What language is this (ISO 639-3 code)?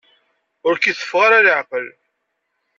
kab